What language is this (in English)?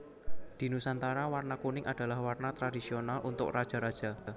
Javanese